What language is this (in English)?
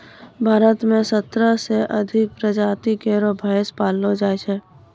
Maithili